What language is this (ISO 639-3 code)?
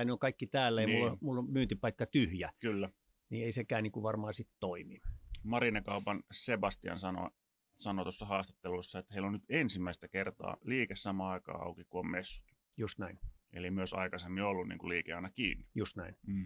fin